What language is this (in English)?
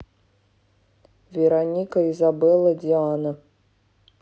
Russian